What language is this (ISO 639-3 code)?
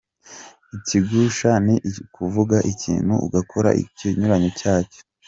kin